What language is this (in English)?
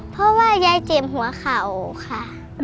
Thai